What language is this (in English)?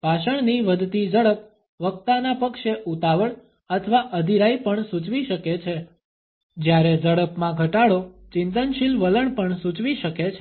Gujarati